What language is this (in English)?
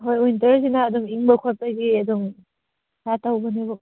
Manipuri